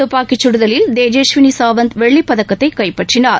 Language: Tamil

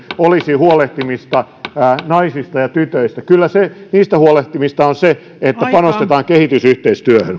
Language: Finnish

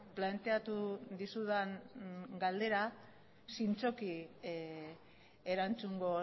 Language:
Basque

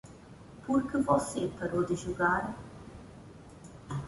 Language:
Portuguese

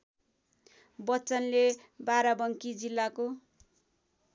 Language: Nepali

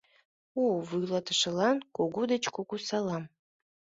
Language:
Mari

